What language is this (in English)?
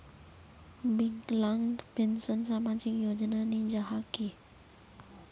Magahi